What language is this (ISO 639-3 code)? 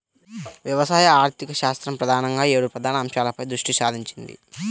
tel